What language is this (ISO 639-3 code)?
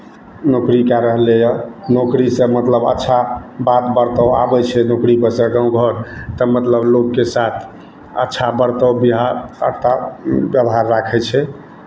mai